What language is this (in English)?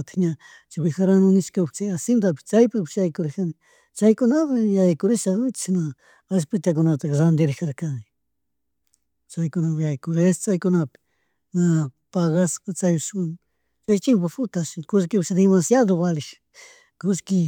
Chimborazo Highland Quichua